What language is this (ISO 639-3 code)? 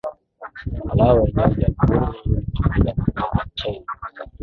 swa